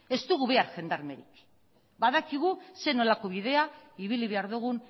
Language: Basque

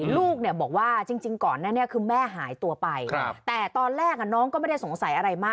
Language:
Thai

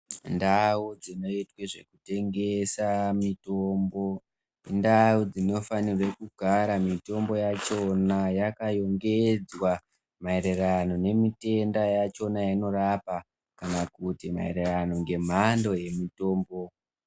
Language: Ndau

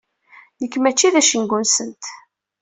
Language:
Kabyle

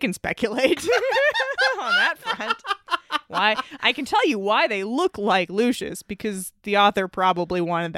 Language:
English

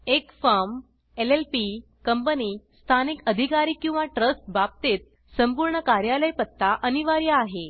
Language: Marathi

